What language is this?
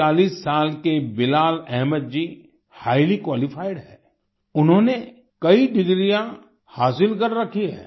Hindi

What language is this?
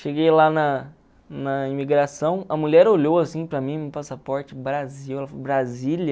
Portuguese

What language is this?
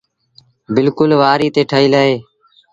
Sindhi Bhil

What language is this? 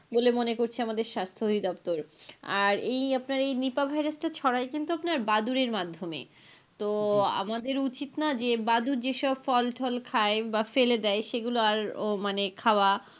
Bangla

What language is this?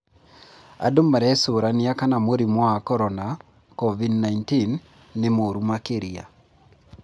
Kikuyu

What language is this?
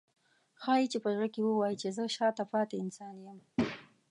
Pashto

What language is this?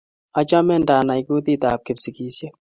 Kalenjin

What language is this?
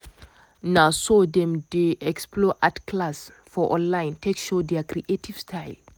Nigerian Pidgin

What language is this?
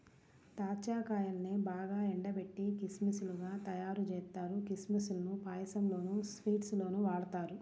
Telugu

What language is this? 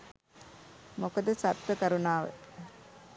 Sinhala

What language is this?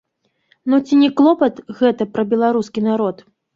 Belarusian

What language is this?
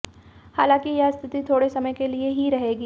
Hindi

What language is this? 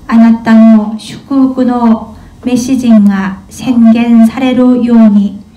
Korean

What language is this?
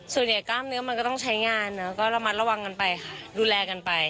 Thai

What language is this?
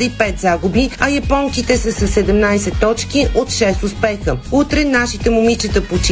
Bulgarian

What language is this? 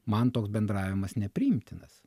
Lithuanian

